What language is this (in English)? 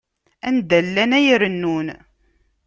Kabyle